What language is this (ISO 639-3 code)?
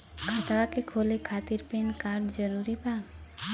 bho